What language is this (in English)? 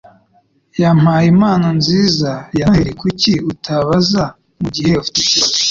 Kinyarwanda